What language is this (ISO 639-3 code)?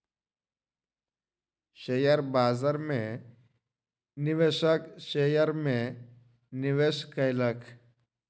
mai